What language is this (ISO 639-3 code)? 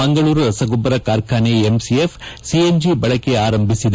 kan